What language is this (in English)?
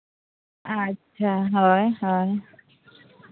Santali